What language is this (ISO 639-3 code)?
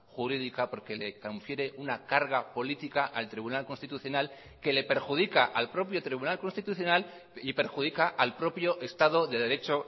spa